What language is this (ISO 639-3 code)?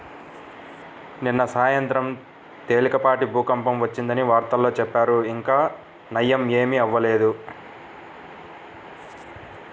tel